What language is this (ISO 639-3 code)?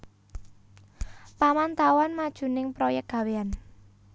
jav